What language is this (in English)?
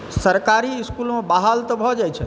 Maithili